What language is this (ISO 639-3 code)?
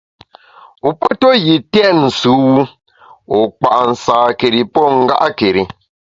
bax